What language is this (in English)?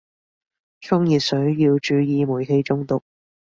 Cantonese